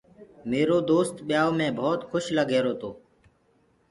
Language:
Gurgula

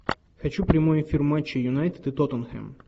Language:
Russian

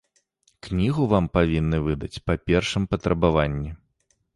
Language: Belarusian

